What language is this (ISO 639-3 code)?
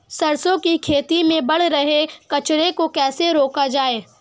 hin